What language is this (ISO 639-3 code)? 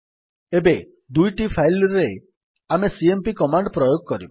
ori